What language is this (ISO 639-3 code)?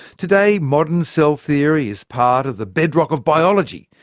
eng